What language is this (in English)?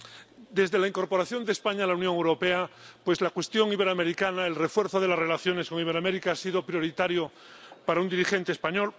Spanish